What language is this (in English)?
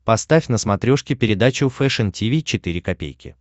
Russian